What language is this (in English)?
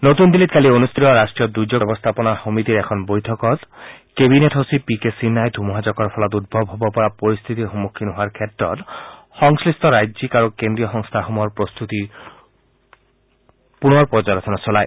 Assamese